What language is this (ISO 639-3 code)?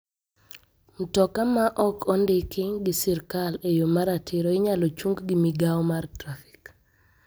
luo